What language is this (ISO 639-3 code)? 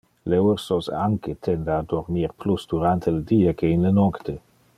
ina